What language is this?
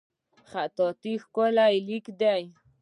Pashto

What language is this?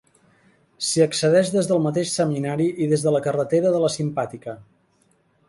Catalan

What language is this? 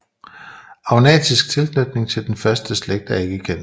Danish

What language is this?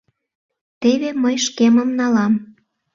Mari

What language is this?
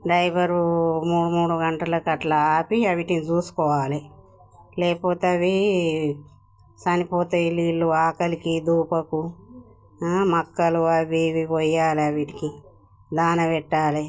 Telugu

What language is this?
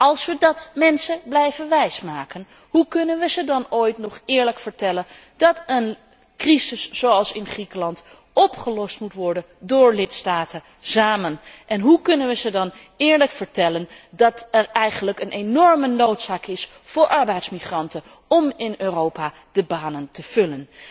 Dutch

